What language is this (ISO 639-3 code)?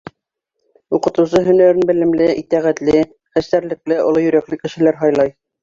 bak